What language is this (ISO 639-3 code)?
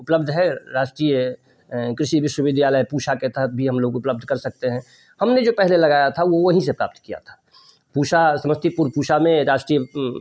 hin